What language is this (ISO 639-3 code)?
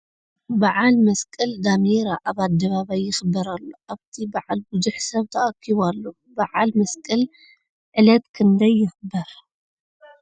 tir